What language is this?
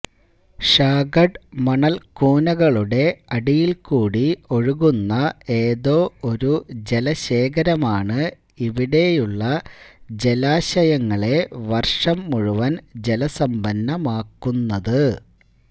Malayalam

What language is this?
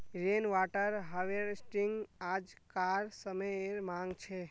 Magahi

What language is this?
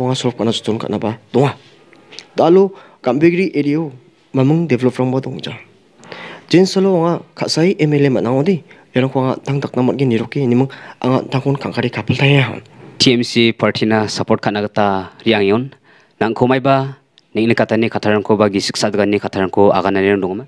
Indonesian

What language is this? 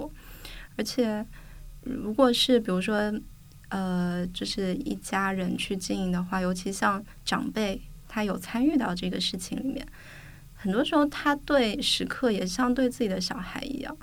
Chinese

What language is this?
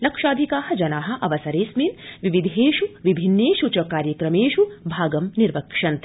Sanskrit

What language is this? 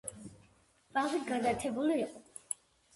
Georgian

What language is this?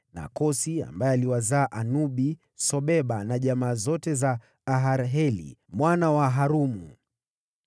Swahili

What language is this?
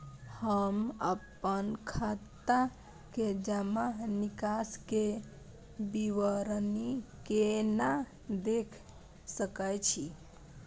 Maithili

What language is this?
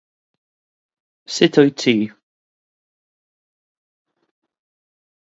Welsh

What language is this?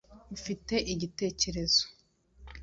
Kinyarwanda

